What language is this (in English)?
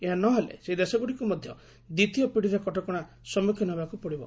Odia